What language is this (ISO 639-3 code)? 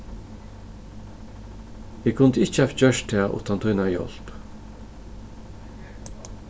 fao